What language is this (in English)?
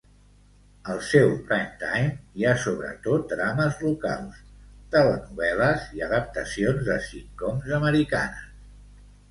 Catalan